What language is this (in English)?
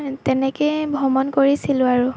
Assamese